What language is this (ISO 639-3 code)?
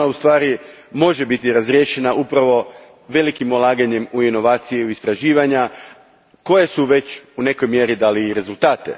hrv